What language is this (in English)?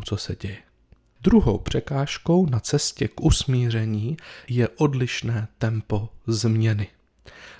Czech